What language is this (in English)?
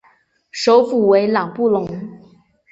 Chinese